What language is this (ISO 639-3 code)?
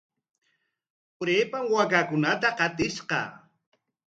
qwa